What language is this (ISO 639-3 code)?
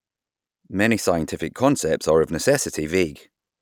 eng